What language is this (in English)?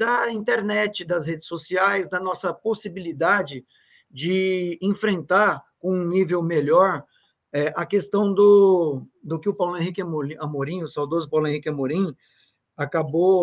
Portuguese